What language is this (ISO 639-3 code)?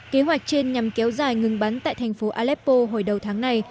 vie